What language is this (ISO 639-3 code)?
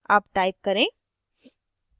hin